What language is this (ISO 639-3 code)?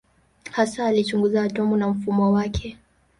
swa